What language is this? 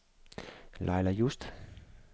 Danish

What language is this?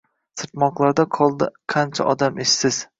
Uzbek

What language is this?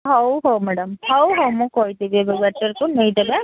Odia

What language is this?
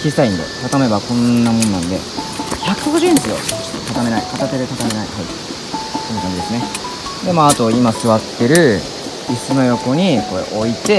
Japanese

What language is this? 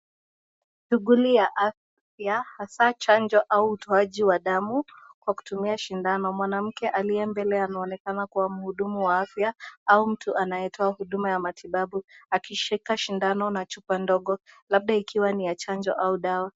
Swahili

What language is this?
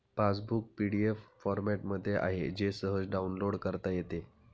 Marathi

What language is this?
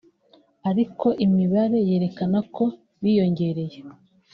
Kinyarwanda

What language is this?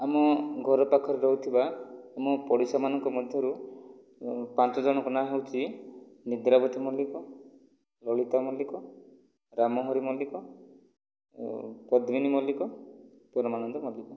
Odia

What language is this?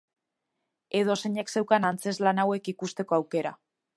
Basque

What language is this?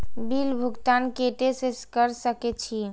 Maithili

